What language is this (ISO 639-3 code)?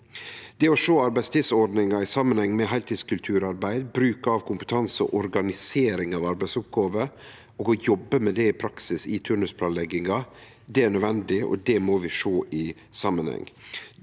nor